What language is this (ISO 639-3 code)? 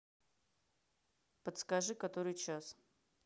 rus